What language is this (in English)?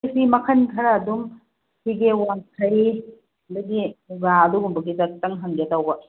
Manipuri